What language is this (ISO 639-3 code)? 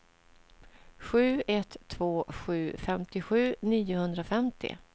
swe